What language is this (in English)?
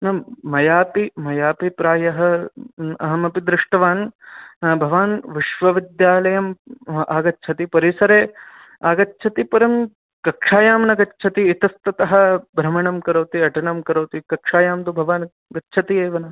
Sanskrit